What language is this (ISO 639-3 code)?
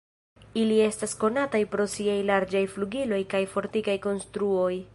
epo